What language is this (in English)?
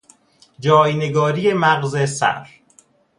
Persian